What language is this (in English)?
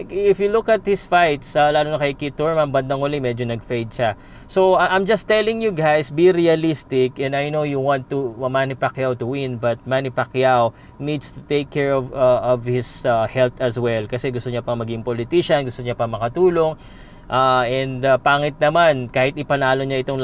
Filipino